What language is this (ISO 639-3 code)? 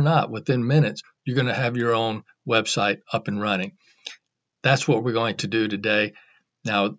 eng